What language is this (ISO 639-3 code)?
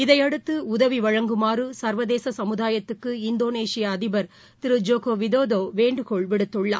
tam